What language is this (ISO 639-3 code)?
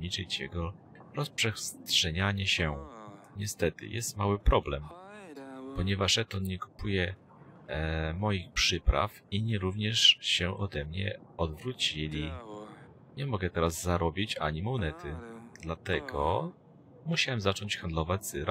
pol